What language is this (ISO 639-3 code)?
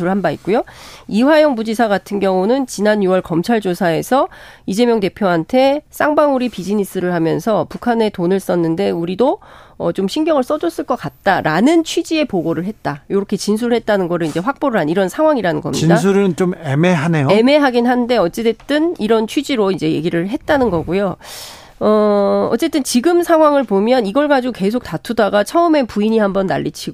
kor